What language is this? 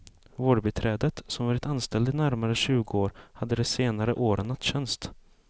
Swedish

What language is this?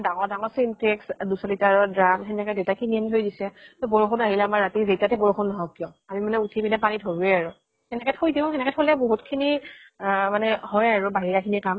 Assamese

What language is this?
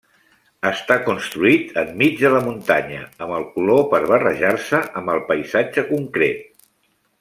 Catalan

